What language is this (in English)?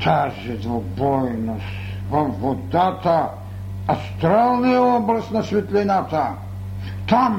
Bulgarian